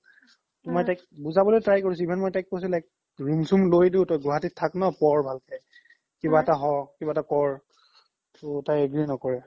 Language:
Assamese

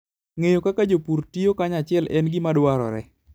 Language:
Luo (Kenya and Tanzania)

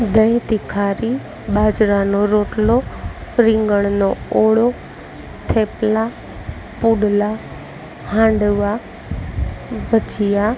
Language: Gujarati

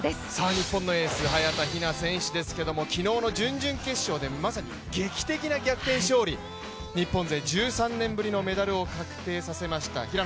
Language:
Japanese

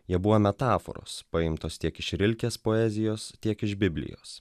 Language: Lithuanian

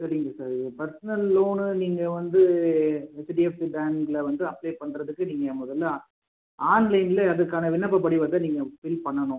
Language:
Tamil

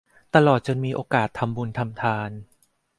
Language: Thai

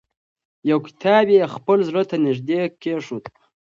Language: Pashto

